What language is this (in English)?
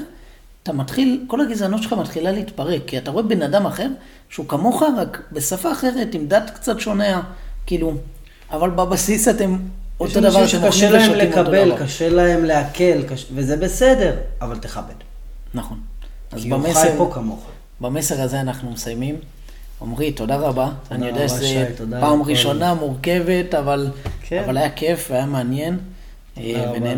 Hebrew